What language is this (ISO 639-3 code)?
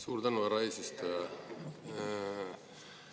est